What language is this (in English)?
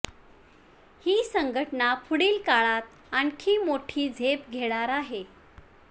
Marathi